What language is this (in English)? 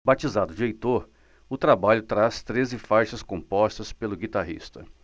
Portuguese